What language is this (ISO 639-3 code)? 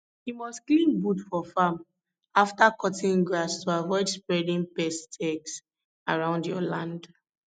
pcm